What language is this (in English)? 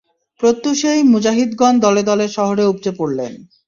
Bangla